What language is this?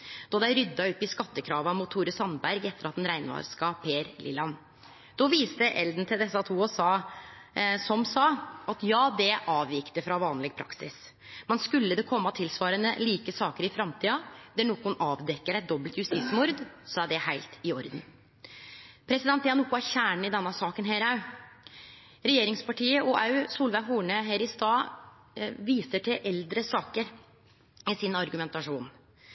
Norwegian Nynorsk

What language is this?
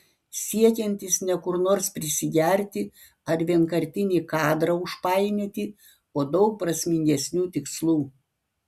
Lithuanian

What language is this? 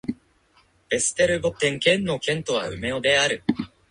Japanese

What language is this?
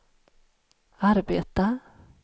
Swedish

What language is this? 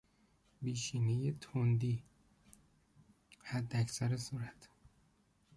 Persian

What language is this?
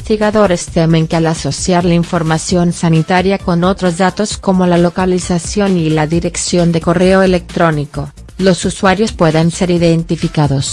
Spanish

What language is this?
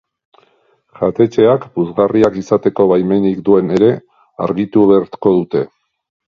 Basque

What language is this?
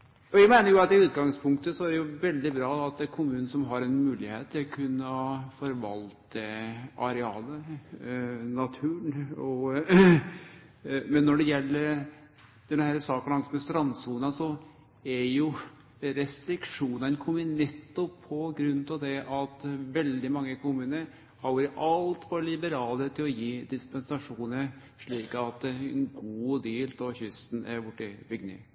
Norwegian Nynorsk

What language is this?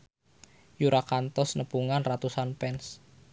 Sundanese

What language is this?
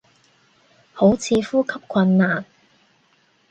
Cantonese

